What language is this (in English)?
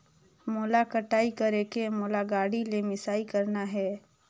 Chhattisgarhi